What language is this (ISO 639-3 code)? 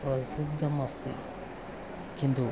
san